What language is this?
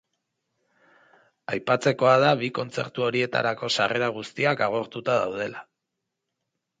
Basque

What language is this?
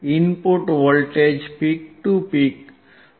Gujarati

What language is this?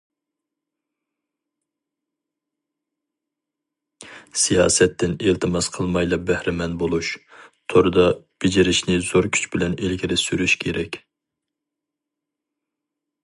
Uyghur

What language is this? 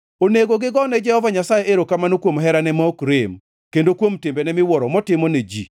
Luo (Kenya and Tanzania)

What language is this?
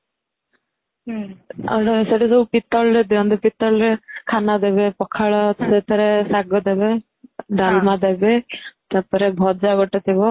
Odia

